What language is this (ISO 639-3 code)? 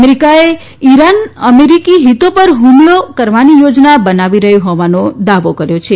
guj